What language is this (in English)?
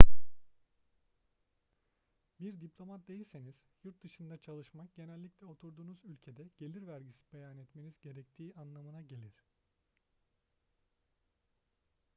Turkish